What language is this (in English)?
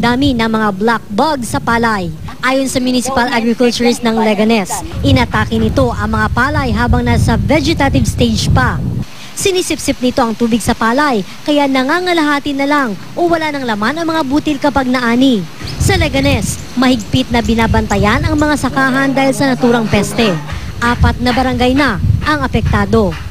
Filipino